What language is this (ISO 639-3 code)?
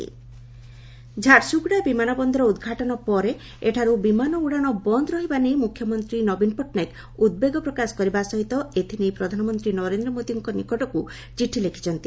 ori